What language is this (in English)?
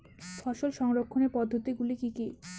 Bangla